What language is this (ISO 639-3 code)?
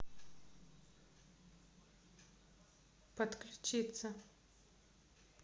rus